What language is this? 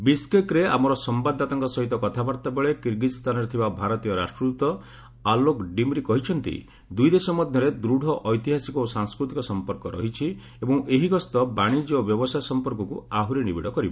Odia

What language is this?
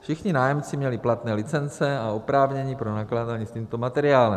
Czech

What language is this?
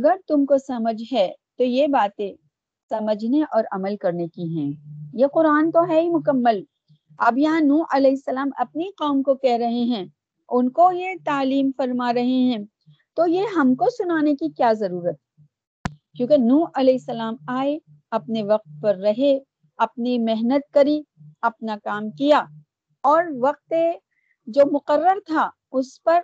Urdu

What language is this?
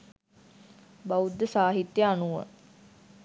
Sinhala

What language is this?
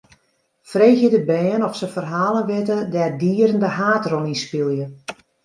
Western Frisian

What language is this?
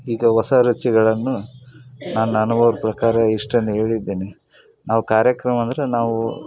Kannada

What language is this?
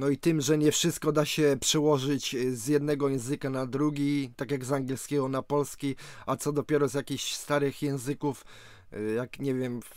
Polish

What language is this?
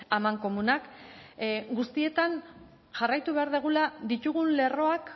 Basque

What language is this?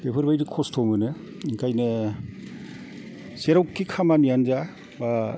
Bodo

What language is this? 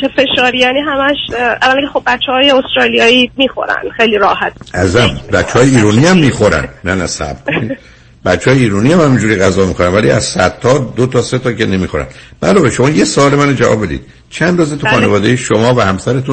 Persian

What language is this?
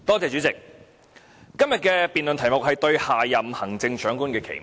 Cantonese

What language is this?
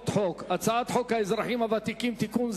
Hebrew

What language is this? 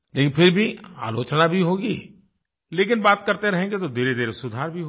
Hindi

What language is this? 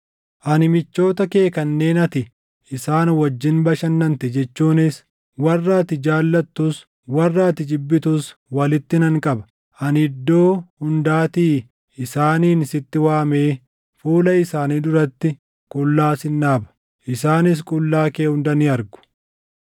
Oromo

